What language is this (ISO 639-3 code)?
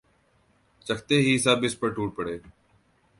urd